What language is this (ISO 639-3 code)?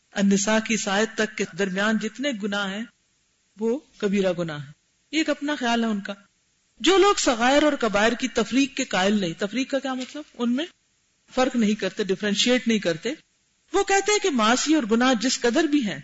urd